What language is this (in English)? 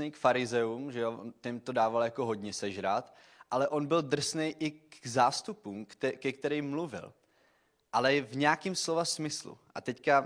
Czech